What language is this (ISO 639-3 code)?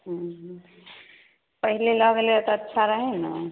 mai